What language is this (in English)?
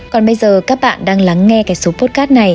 Vietnamese